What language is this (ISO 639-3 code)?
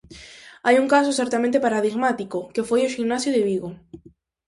glg